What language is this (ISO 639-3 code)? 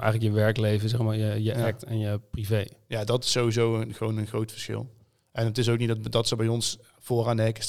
nld